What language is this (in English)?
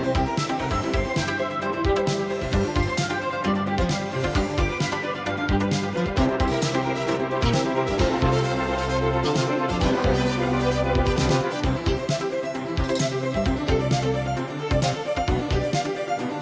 Vietnamese